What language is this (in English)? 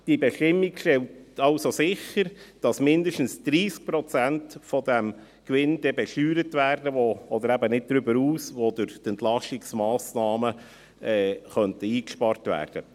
Swiss German